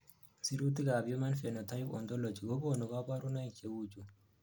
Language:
Kalenjin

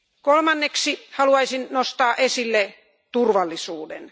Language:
Finnish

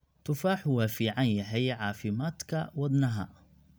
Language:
Somali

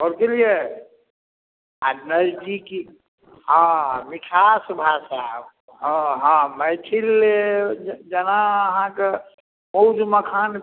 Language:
Maithili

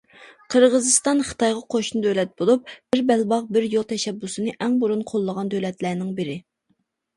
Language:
Uyghur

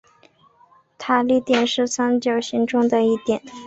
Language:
Chinese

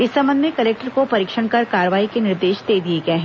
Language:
Hindi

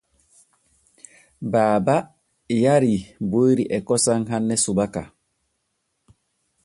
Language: Borgu Fulfulde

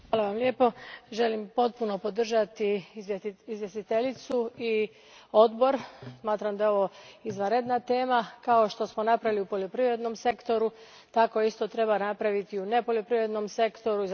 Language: Croatian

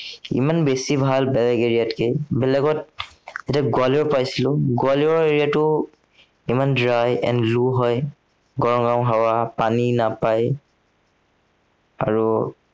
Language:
Assamese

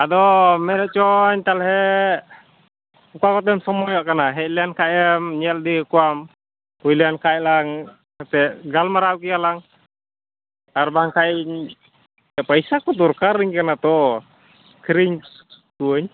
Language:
Santali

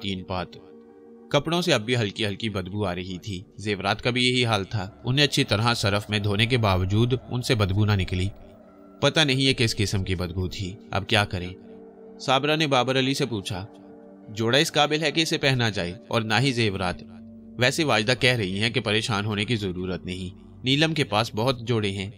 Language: Hindi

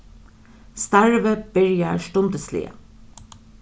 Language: Faroese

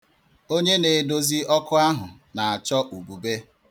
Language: Igbo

